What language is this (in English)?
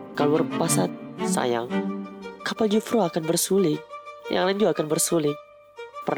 Indonesian